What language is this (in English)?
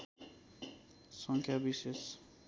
Nepali